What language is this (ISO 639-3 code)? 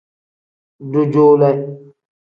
kdh